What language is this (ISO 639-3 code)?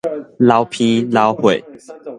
nan